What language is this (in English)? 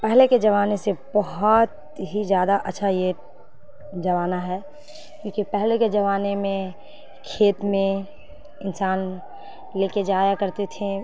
Urdu